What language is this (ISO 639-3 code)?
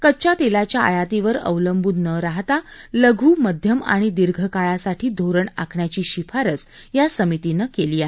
mar